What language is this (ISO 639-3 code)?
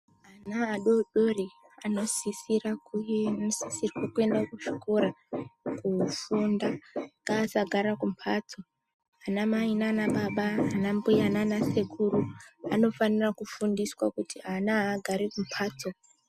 ndc